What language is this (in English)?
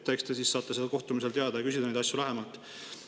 Estonian